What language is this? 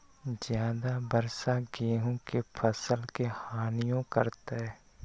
Magahi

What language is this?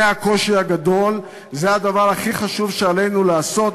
Hebrew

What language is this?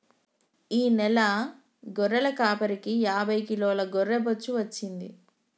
Telugu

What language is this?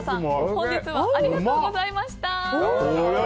Japanese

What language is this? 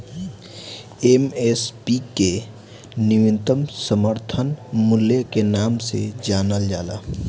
Bhojpuri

